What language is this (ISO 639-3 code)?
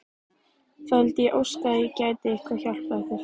isl